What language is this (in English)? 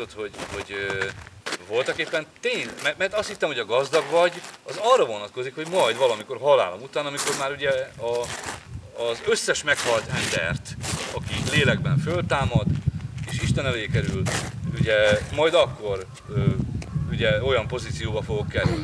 Hungarian